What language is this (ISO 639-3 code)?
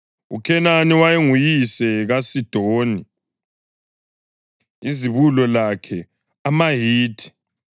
nde